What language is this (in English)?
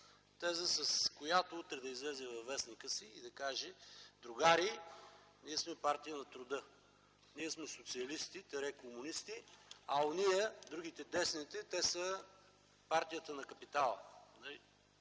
Bulgarian